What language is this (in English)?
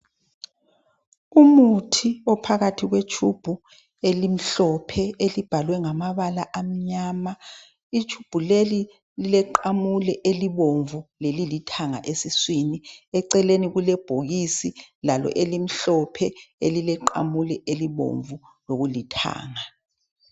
North Ndebele